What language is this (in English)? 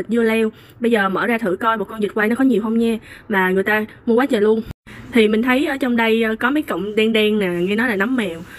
Vietnamese